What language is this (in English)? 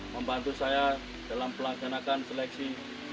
Indonesian